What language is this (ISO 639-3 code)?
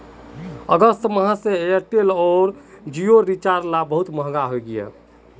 mag